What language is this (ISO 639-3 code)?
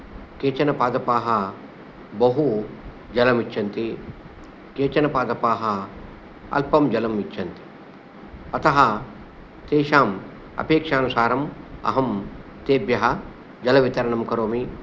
san